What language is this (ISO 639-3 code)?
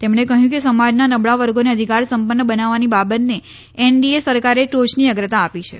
guj